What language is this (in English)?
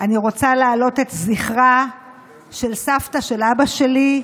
Hebrew